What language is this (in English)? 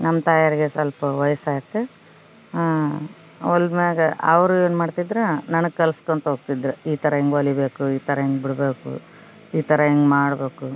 Kannada